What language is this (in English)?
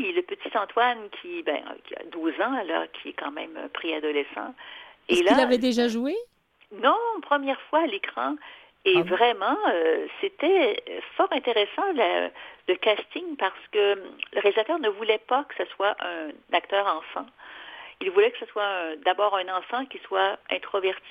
French